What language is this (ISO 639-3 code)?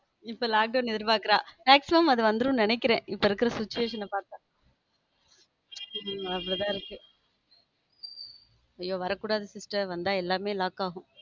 tam